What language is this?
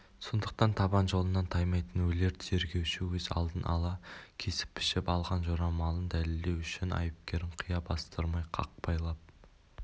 Kazakh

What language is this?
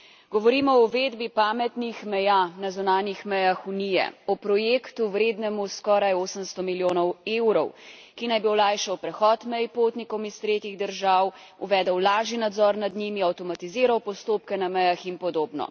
Slovenian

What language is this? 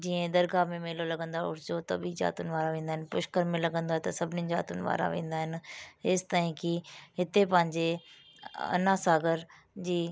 Sindhi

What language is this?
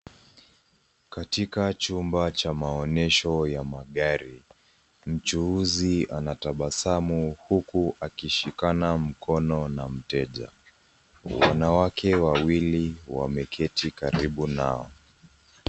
Swahili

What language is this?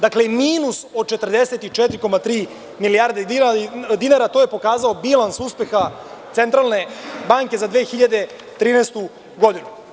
Serbian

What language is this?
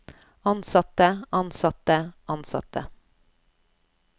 Norwegian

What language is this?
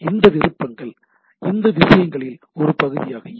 Tamil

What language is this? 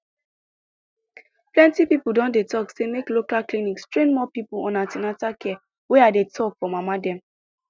Nigerian Pidgin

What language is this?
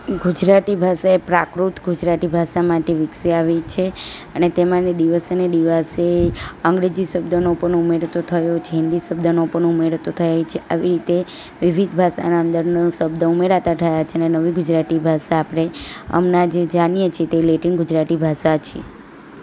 Gujarati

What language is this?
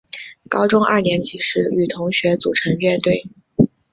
Chinese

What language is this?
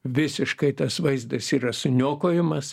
Lithuanian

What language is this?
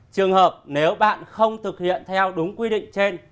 Vietnamese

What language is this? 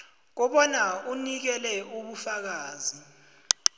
South Ndebele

